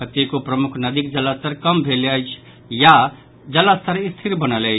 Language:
Maithili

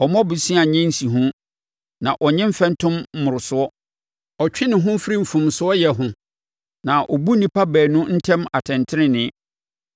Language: Akan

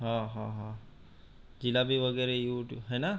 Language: Marathi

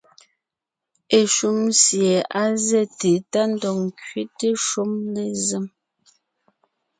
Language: Ngiemboon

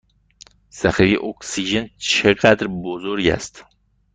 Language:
Persian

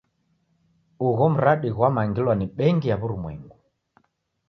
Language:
Taita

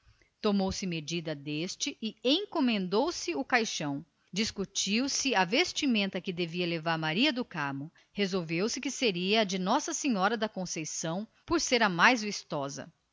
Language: Portuguese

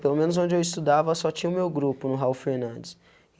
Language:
Portuguese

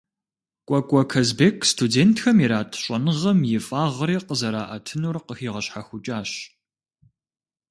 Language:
Kabardian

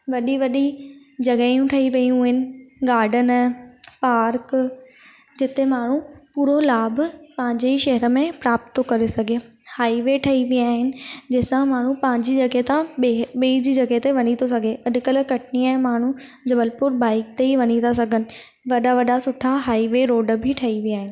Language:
Sindhi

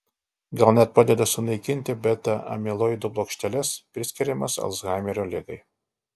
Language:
Lithuanian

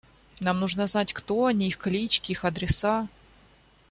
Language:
Russian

